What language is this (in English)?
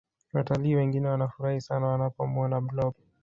Swahili